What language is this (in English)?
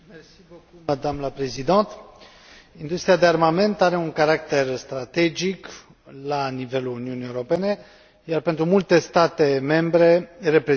Romanian